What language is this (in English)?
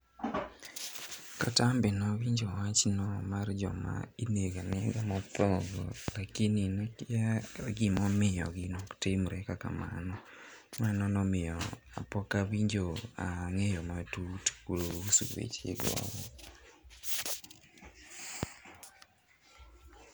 Luo (Kenya and Tanzania)